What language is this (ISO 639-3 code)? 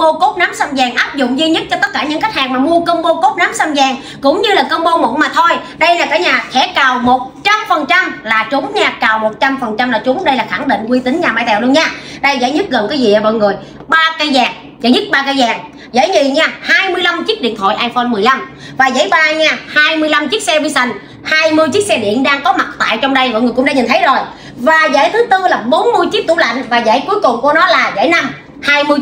vie